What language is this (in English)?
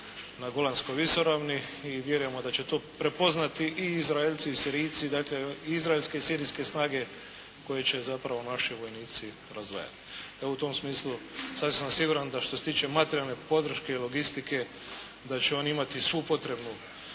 Croatian